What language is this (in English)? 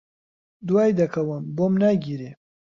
Central Kurdish